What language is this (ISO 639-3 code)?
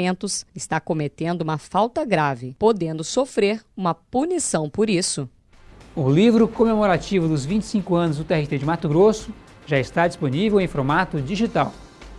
por